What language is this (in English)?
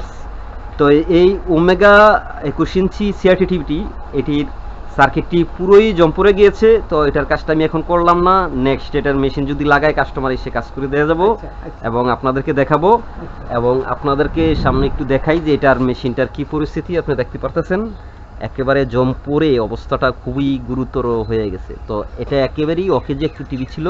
Bangla